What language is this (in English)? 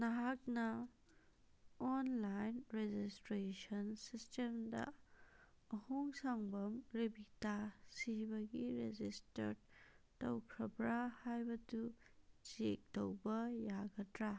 Manipuri